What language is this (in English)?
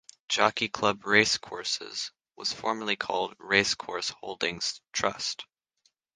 English